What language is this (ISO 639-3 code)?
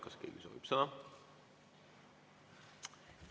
est